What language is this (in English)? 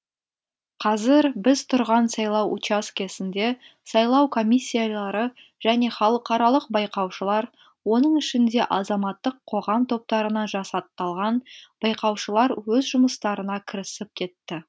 Kazakh